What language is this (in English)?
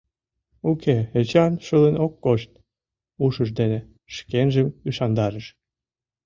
Mari